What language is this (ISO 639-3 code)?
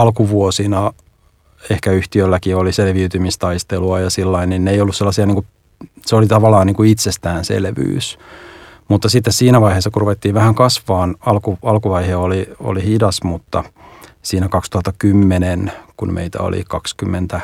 fin